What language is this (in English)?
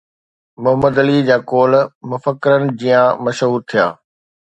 Sindhi